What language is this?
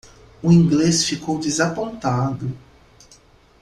Portuguese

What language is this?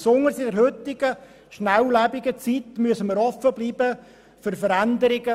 Swiss German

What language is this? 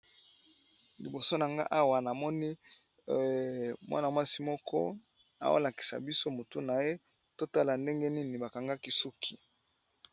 Lingala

